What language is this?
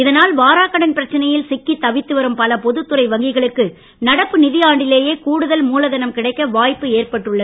Tamil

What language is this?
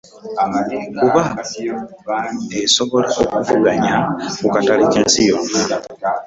Ganda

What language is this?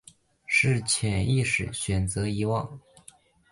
Chinese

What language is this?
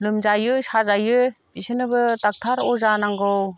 Bodo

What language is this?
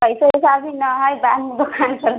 Maithili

